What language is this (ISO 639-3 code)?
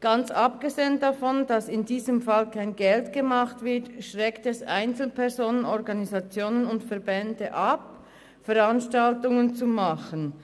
gsw